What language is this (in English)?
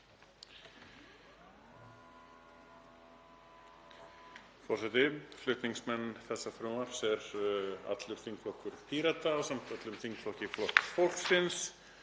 Icelandic